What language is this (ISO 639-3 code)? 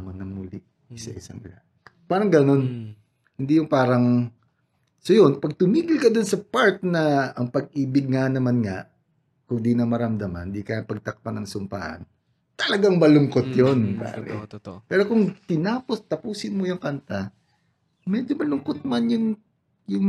fil